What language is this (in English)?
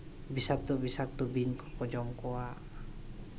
Santali